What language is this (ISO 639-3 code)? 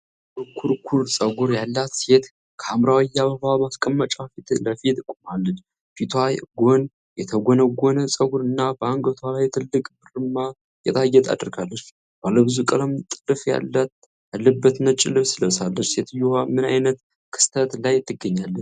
amh